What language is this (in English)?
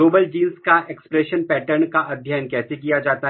Hindi